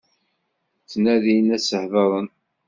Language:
Kabyle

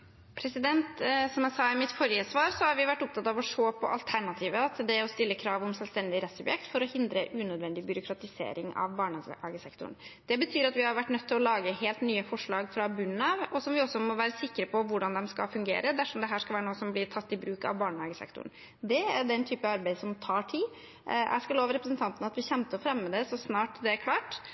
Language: Norwegian Bokmål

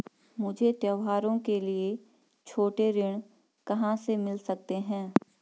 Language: Hindi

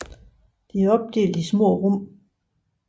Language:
Danish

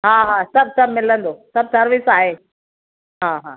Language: Sindhi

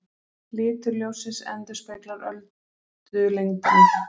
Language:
Icelandic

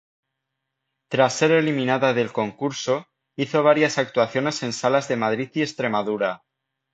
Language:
Spanish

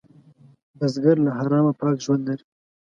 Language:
Pashto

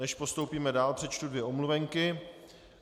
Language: Czech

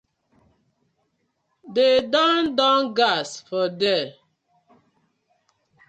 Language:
Nigerian Pidgin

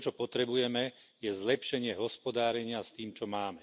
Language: Slovak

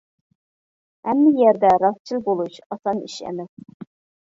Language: Uyghur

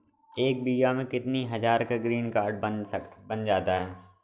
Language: Hindi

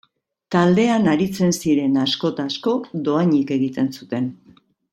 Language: Basque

